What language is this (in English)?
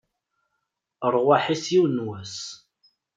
Kabyle